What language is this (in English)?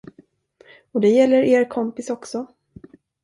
Swedish